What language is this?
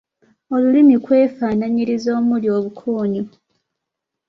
Ganda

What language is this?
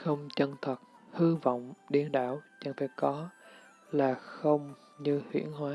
Vietnamese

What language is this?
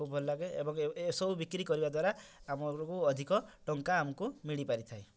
Odia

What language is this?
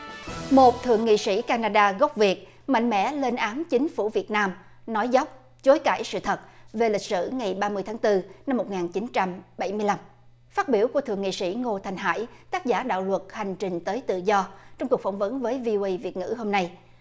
Vietnamese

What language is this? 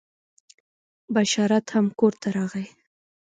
Pashto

